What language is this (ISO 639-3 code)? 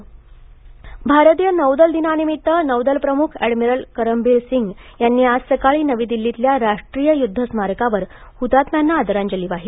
mar